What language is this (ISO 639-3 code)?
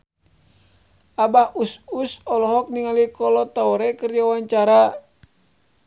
sun